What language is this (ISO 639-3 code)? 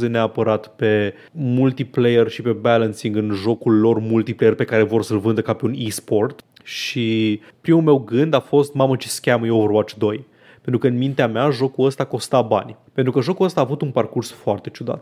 ron